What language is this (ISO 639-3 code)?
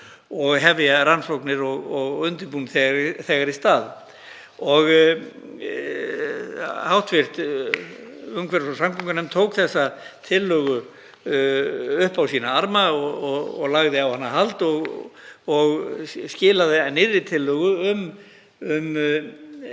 isl